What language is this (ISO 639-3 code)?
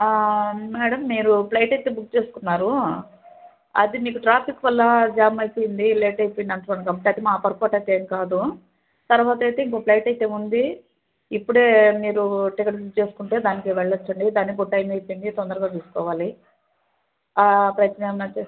tel